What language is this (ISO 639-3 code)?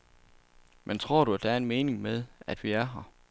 dan